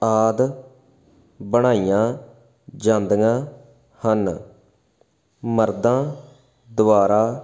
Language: Punjabi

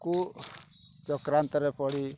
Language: Odia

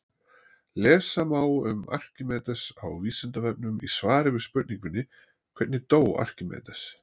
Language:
Icelandic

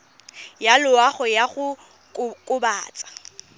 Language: Tswana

